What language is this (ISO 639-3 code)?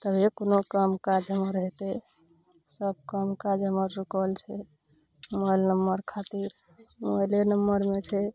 mai